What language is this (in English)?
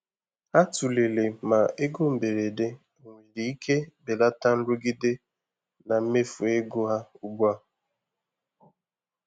Igbo